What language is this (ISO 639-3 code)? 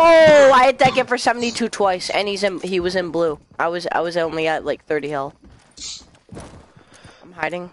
eng